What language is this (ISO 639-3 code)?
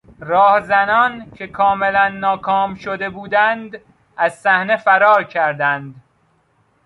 fas